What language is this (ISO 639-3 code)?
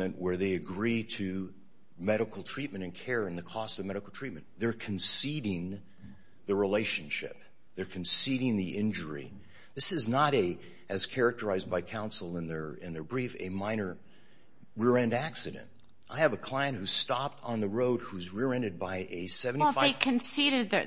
eng